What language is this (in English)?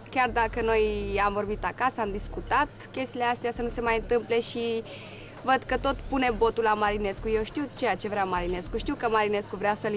Romanian